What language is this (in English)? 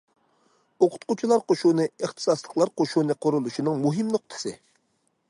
Uyghur